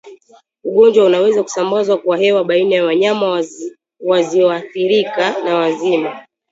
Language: Swahili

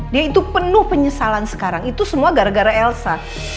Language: Indonesian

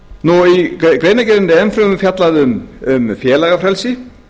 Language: Icelandic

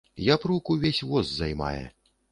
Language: Belarusian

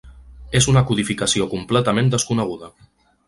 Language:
Catalan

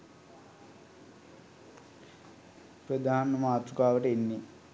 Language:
Sinhala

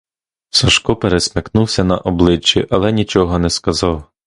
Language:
Ukrainian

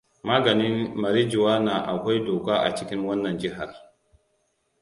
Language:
Hausa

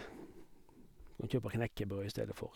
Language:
Norwegian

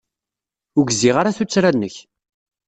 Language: Kabyle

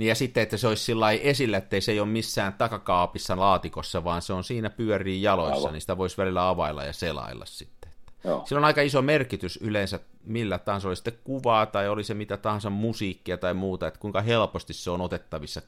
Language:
Finnish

